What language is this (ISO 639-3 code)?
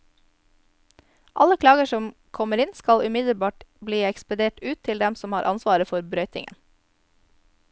nor